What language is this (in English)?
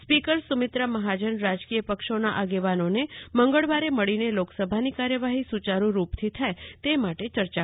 Gujarati